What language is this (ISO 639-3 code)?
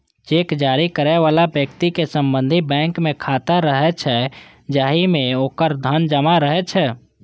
mai